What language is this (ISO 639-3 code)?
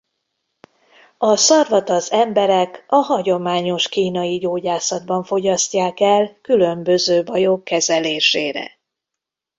hun